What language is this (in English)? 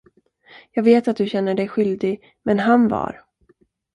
Swedish